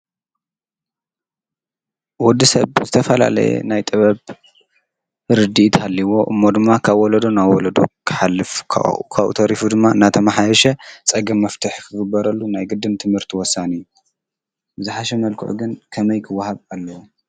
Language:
Tigrinya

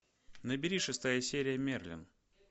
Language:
Russian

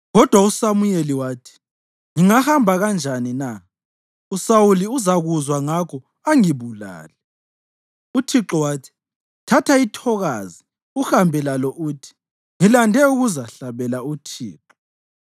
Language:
North Ndebele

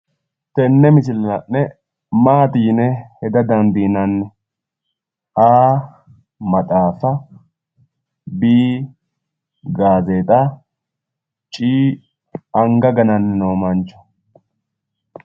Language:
Sidamo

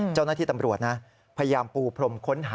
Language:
Thai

